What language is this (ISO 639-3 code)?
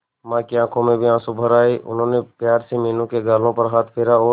hin